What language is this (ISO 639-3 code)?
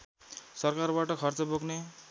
nep